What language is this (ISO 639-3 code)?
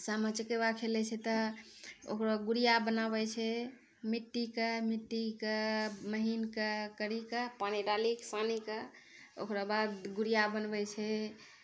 mai